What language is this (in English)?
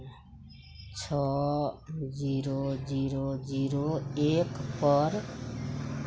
Maithili